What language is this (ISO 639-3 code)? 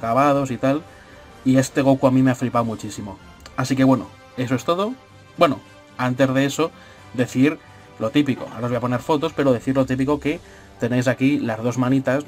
spa